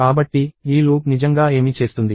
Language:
Telugu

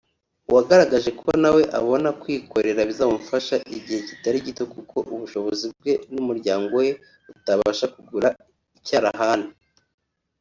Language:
Kinyarwanda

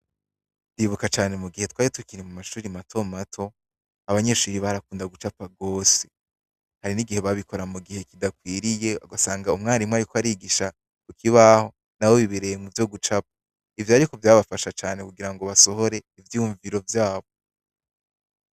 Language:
Rundi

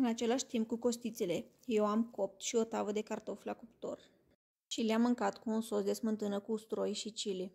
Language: Romanian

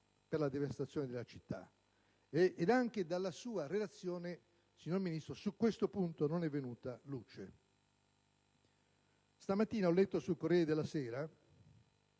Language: Italian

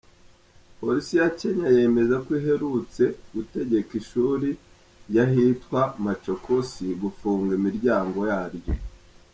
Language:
Kinyarwanda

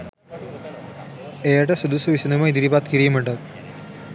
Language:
Sinhala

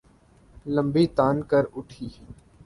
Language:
Urdu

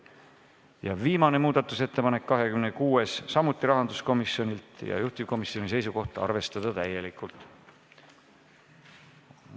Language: Estonian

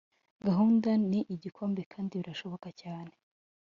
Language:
Kinyarwanda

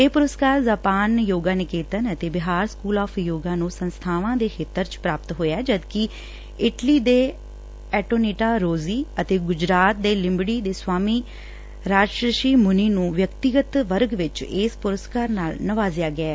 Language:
Punjabi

